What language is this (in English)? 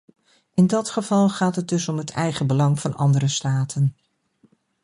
Dutch